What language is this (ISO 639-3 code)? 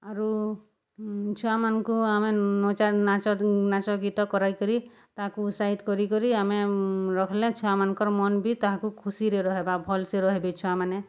ori